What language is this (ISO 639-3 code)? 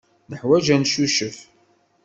kab